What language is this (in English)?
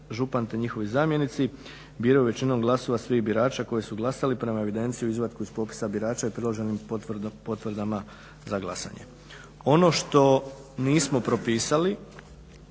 Croatian